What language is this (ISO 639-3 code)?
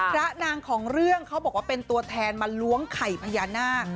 tha